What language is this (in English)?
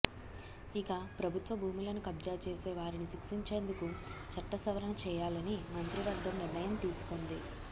Telugu